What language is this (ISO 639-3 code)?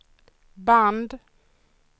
swe